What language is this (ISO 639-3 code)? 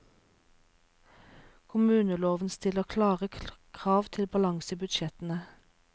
nor